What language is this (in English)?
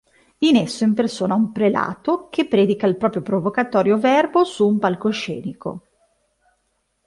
Italian